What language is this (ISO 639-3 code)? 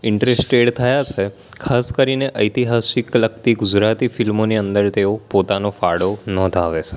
guj